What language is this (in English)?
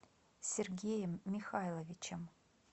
Russian